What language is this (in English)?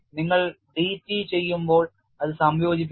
Malayalam